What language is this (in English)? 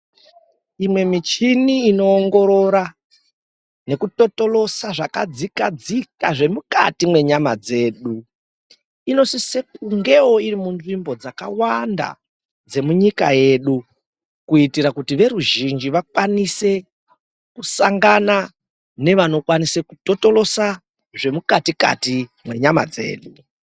Ndau